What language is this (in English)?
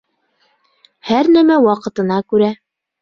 Bashkir